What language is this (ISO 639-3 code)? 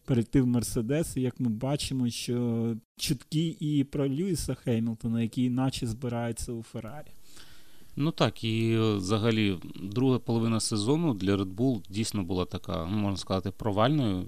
ukr